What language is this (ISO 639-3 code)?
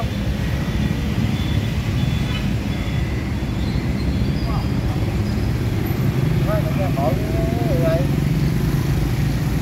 vie